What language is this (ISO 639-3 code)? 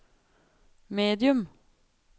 nor